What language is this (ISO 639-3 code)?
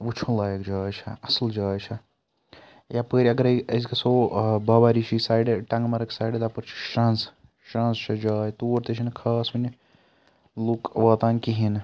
kas